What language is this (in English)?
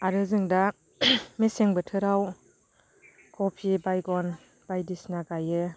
Bodo